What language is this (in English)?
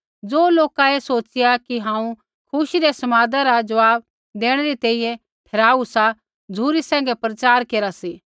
Kullu Pahari